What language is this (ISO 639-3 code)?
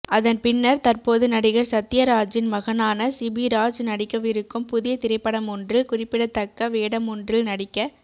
tam